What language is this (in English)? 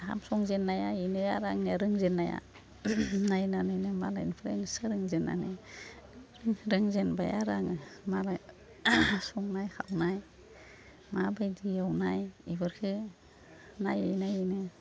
Bodo